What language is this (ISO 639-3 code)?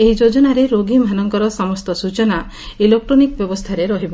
ori